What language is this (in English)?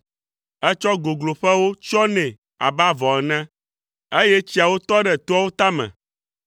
Ewe